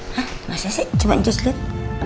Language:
Indonesian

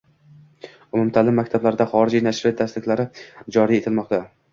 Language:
Uzbek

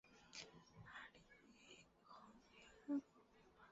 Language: Chinese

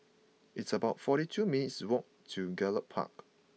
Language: English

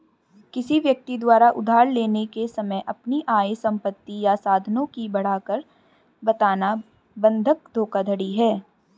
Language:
Hindi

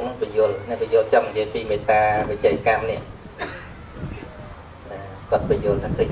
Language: Vietnamese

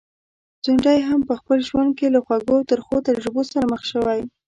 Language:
Pashto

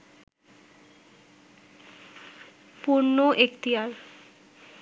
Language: Bangla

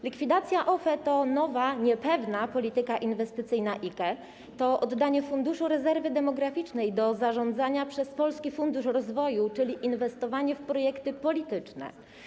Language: Polish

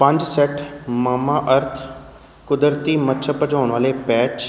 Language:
Punjabi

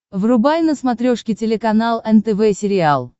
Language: Russian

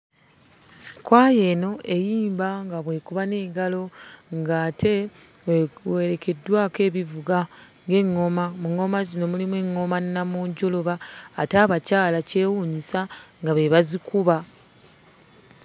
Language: Ganda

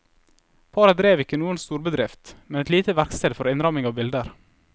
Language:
Norwegian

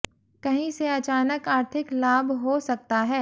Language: Hindi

